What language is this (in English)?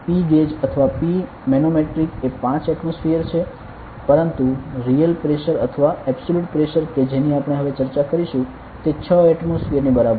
Gujarati